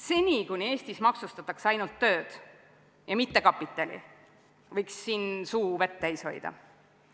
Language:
Estonian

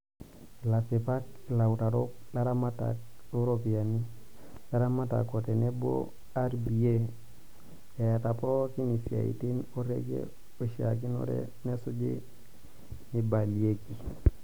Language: Masai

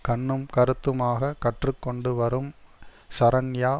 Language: Tamil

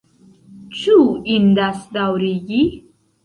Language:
Esperanto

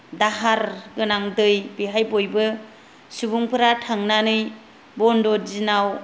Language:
Bodo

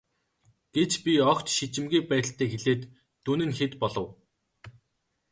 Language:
Mongolian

